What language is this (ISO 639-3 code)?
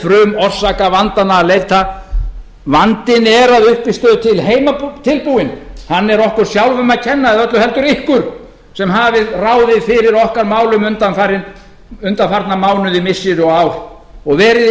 isl